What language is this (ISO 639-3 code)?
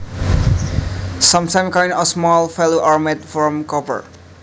jav